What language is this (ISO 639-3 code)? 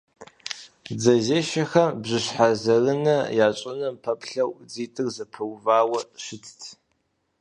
kbd